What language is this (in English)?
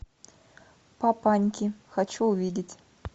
Russian